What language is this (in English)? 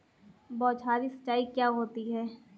Hindi